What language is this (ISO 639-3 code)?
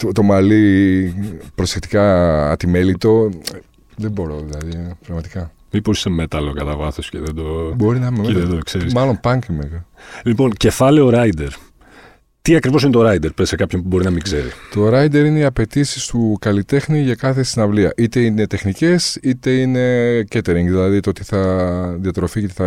ell